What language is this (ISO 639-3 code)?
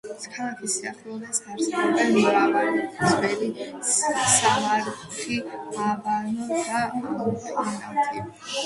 kat